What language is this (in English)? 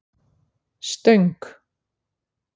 Icelandic